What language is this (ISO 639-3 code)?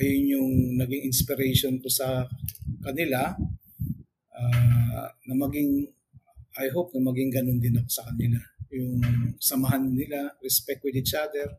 fil